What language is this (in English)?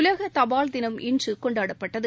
Tamil